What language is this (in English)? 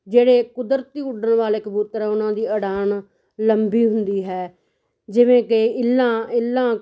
Punjabi